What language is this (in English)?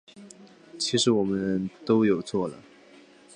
Chinese